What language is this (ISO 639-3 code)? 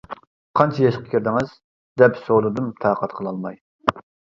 uig